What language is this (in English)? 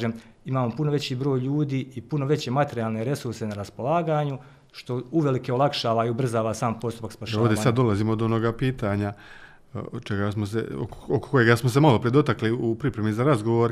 Croatian